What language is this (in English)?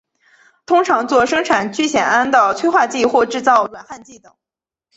Chinese